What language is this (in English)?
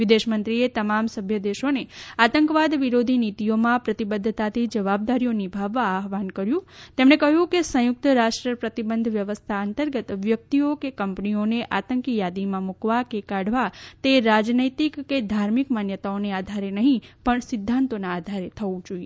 Gujarati